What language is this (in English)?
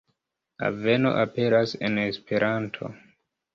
Esperanto